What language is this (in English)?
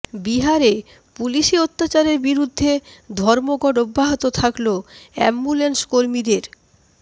Bangla